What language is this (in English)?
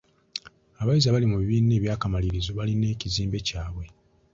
Ganda